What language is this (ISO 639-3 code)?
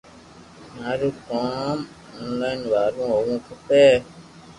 lrk